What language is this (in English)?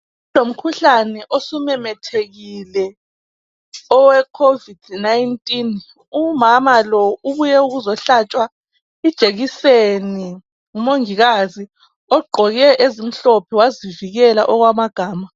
North Ndebele